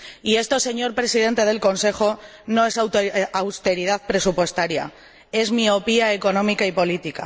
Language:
Spanish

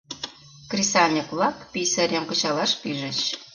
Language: Mari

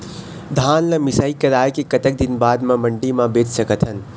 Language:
Chhattisgarhi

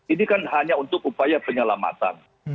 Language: Indonesian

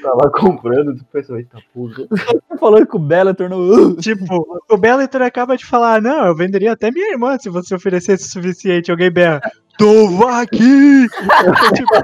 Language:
Portuguese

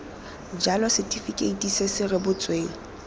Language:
Tswana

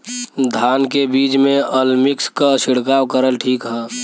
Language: Bhojpuri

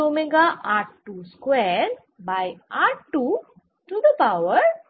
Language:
Bangla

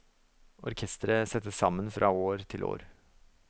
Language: Norwegian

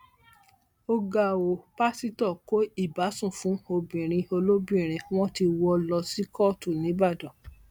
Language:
Yoruba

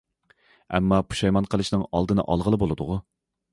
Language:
Uyghur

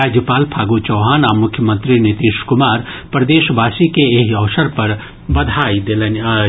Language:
Maithili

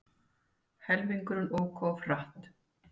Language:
Icelandic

